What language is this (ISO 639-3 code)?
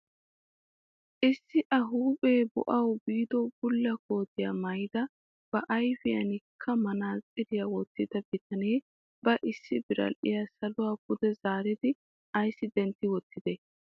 wal